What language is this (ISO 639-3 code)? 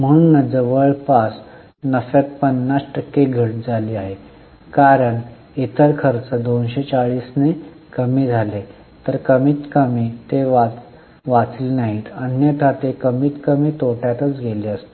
mar